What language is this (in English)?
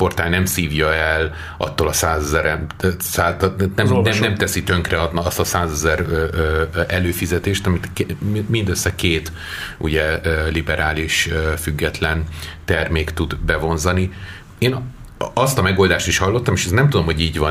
Hungarian